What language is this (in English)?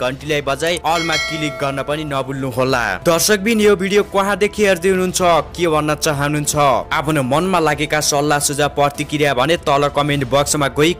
Hindi